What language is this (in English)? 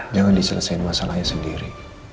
Indonesian